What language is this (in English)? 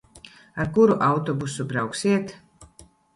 Latvian